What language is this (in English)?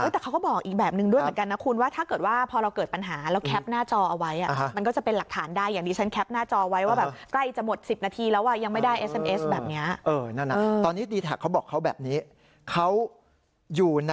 Thai